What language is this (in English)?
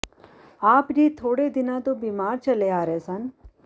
Punjabi